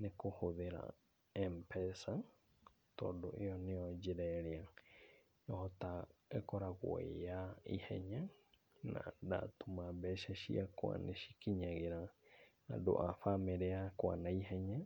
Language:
Kikuyu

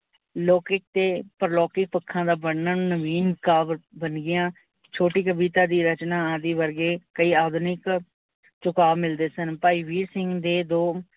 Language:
Punjabi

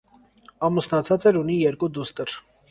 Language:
Armenian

